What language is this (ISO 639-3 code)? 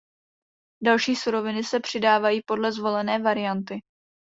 ces